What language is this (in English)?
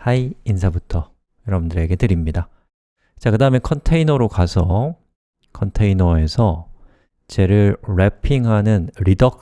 Korean